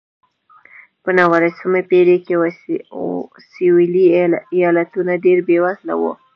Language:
Pashto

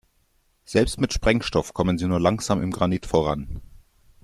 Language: German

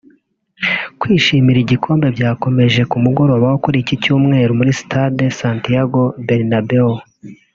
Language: Kinyarwanda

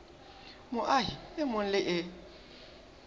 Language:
Southern Sotho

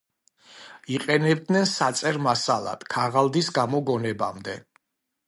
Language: Georgian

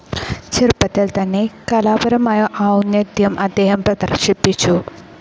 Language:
Malayalam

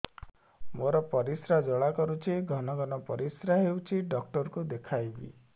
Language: Odia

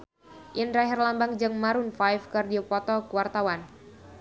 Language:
Sundanese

